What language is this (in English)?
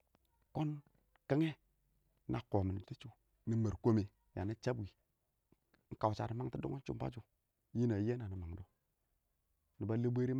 Awak